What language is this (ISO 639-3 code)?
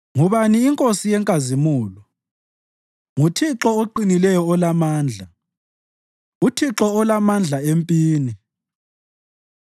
nde